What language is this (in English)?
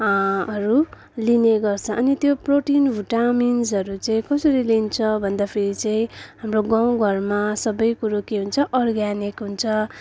Nepali